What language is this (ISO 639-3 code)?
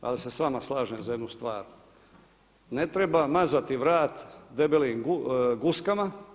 hrv